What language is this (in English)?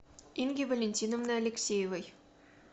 Russian